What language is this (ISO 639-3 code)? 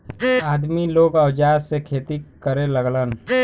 bho